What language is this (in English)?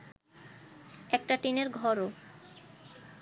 Bangla